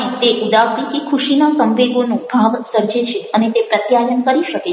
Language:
Gujarati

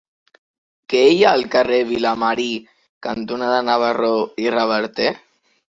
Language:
Catalan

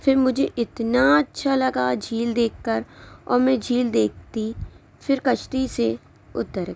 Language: Urdu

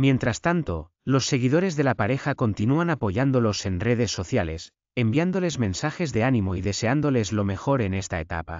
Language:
Spanish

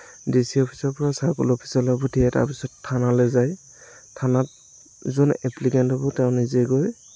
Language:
Assamese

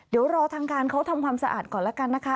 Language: Thai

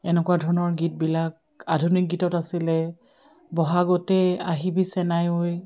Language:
Assamese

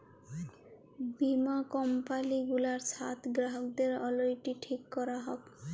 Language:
Bangla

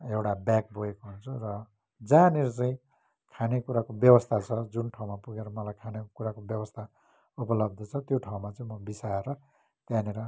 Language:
Nepali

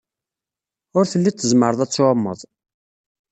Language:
Kabyle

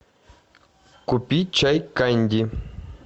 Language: Russian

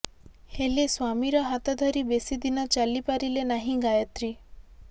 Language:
Odia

